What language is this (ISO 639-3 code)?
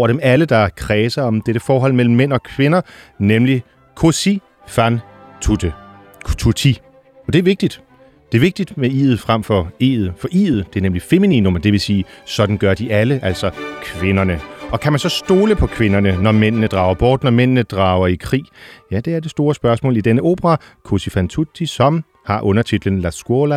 dan